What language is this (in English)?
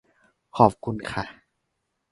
Thai